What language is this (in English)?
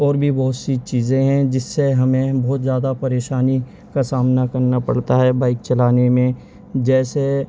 Urdu